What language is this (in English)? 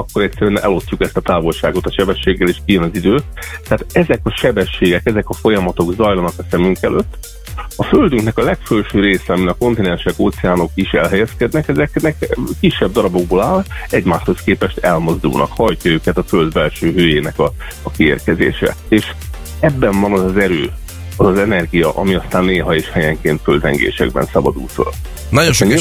Hungarian